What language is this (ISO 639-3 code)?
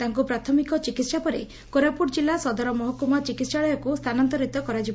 ori